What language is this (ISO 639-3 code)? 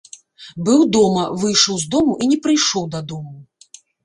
bel